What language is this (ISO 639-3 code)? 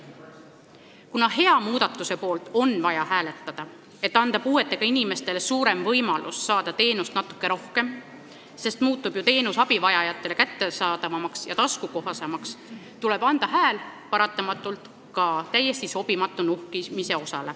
est